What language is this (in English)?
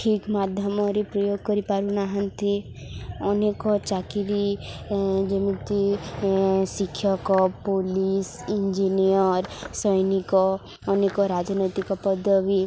Odia